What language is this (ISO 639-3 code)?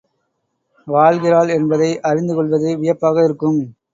tam